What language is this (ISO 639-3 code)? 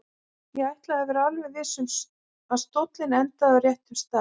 isl